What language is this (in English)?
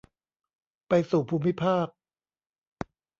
Thai